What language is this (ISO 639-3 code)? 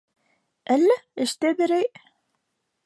bak